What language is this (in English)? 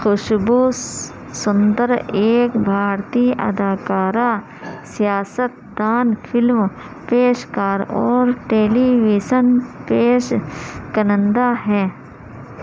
Urdu